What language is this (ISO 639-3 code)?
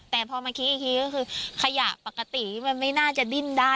tha